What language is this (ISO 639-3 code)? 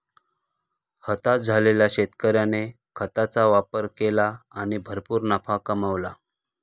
mar